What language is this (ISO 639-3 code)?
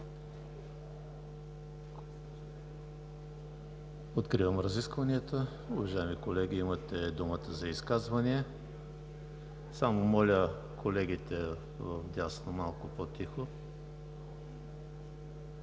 bul